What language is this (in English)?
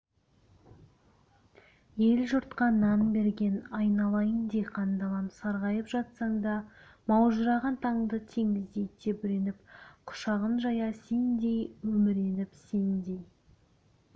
Kazakh